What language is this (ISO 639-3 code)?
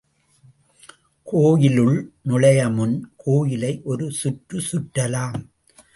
tam